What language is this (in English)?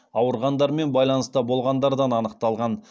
Kazakh